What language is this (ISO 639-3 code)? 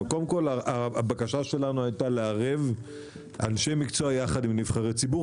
heb